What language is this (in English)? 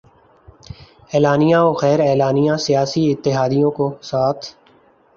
Urdu